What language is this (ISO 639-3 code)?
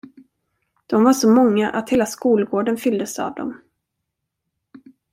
swe